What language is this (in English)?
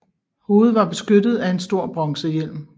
Danish